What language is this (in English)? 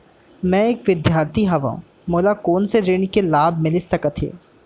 Chhattisgarhi